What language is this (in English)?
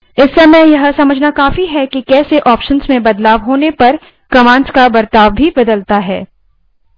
Hindi